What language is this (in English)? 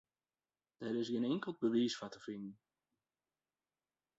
Western Frisian